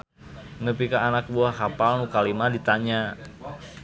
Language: Sundanese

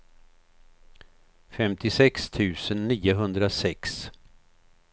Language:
Swedish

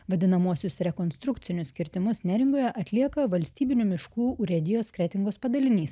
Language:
Lithuanian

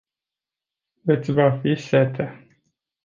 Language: Romanian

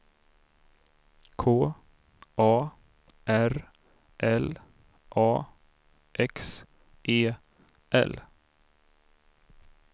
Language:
Swedish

